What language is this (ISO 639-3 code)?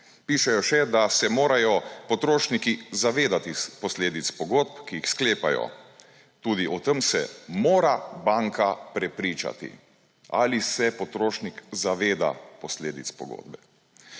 slv